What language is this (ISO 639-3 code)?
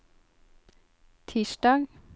nor